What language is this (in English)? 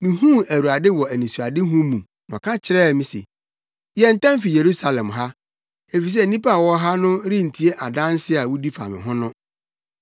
Akan